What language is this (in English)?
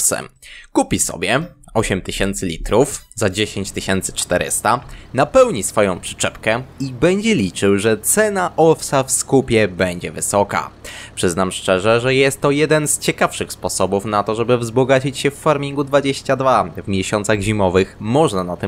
Polish